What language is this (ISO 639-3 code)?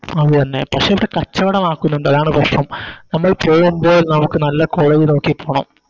mal